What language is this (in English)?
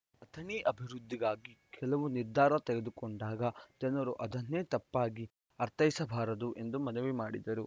Kannada